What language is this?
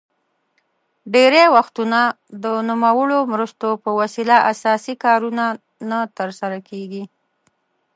Pashto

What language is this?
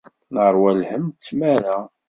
Kabyle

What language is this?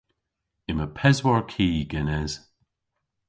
Cornish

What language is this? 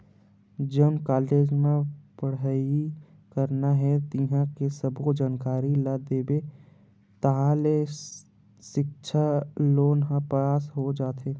Chhattisgarhi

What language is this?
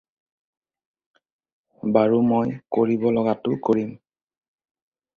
Assamese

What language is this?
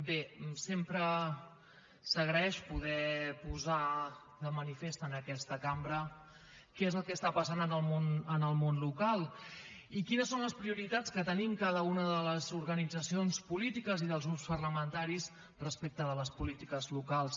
Catalan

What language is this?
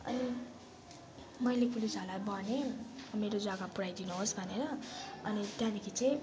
Nepali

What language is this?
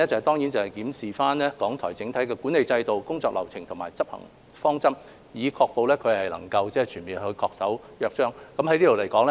Cantonese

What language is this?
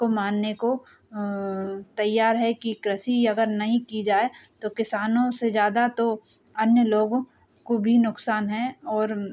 Hindi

